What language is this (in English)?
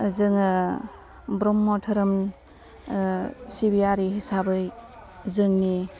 Bodo